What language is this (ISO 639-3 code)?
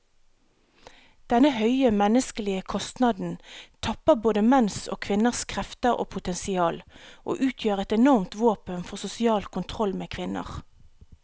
nor